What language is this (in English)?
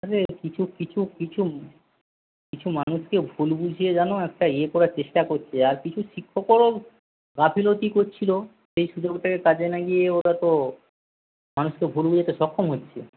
Bangla